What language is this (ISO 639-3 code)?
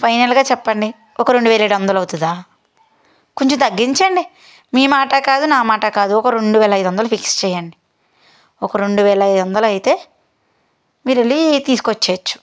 tel